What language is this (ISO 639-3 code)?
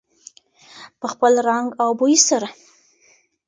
pus